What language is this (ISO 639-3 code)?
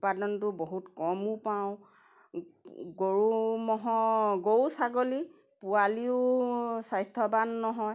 asm